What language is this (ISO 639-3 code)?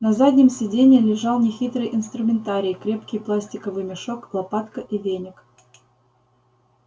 rus